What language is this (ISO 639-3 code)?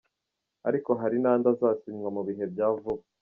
kin